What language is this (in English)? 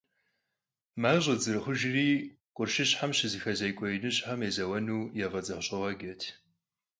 Kabardian